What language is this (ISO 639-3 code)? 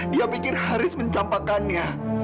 ind